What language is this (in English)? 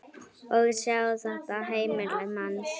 Icelandic